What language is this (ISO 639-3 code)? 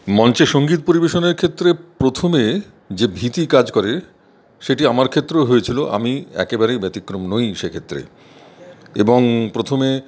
ben